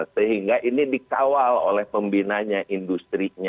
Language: Indonesian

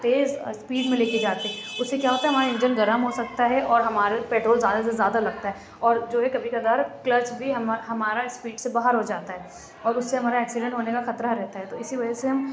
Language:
Urdu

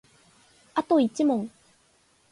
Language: Japanese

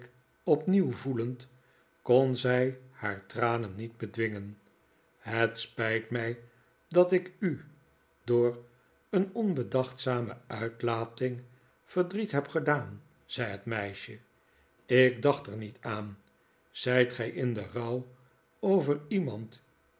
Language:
Dutch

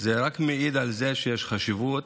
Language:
Hebrew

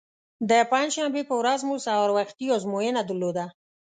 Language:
Pashto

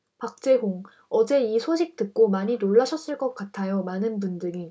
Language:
Korean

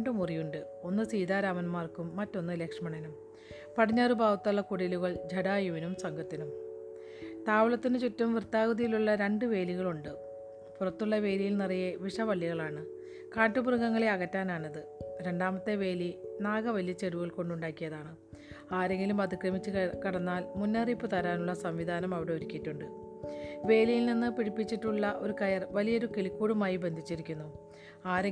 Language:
Malayalam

